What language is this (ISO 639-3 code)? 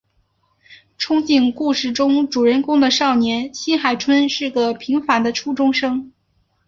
zho